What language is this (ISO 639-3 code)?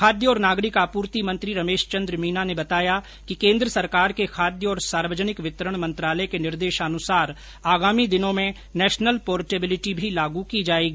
hin